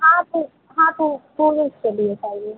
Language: Hindi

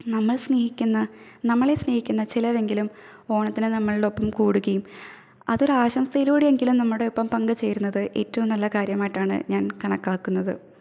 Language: Malayalam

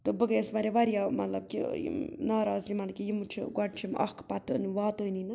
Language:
Kashmiri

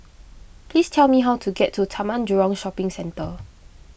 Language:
English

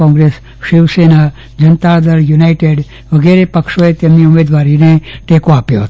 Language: Gujarati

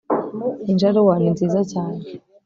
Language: Kinyarwanda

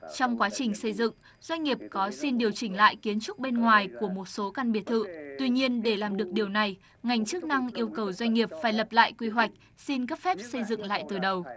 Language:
Vietnamese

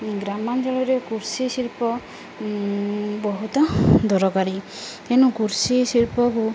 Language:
Odia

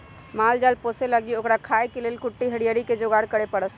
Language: Magahi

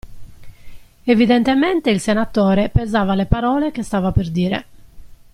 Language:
Italian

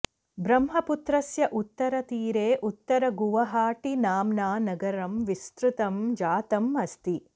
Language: Sanskrit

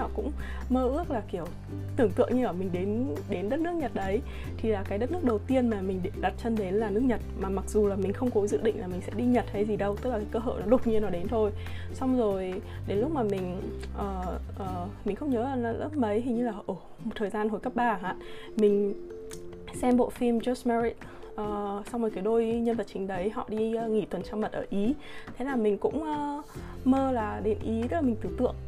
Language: Vietnamese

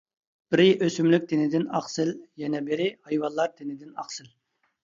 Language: Uyghur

